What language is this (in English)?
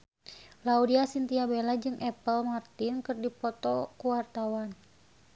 Sundanese